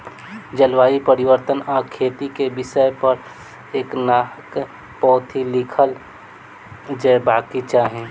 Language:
Maithili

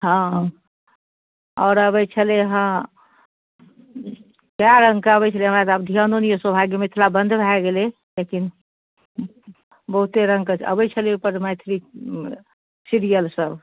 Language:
Maithili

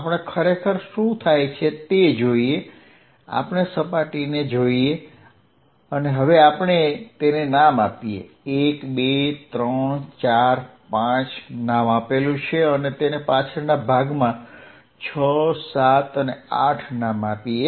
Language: Gujarati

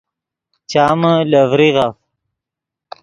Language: Yidgha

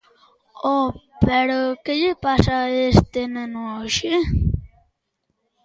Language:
Galician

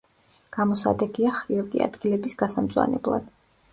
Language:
Georgian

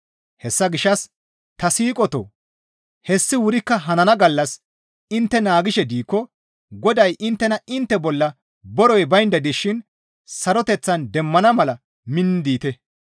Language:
Gamo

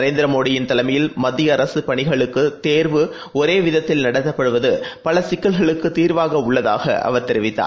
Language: Tamil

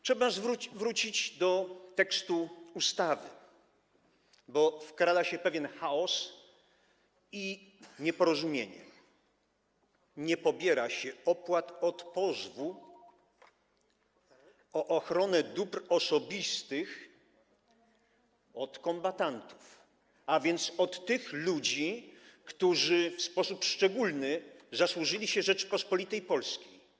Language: Polish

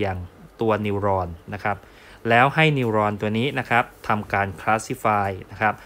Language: Thai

